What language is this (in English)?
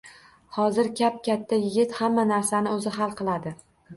Uzbek